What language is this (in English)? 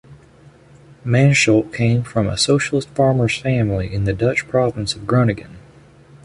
English